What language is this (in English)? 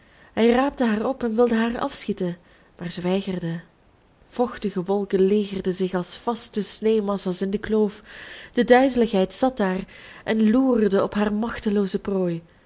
Dutch